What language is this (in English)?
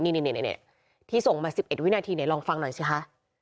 Thai